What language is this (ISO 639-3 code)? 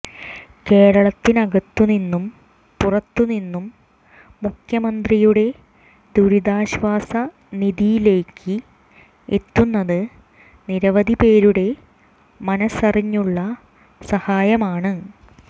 mal